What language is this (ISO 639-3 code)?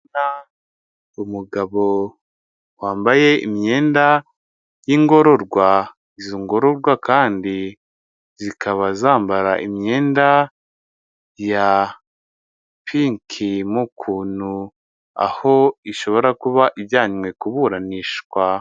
kin